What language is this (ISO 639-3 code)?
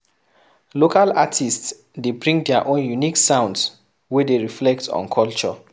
pcm